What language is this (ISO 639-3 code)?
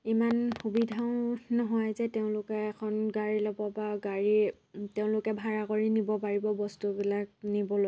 asm